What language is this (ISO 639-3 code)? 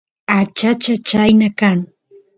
qus